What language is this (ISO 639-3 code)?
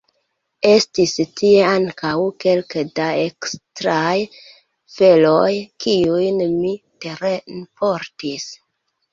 epo